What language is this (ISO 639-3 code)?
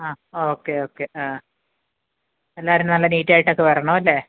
mal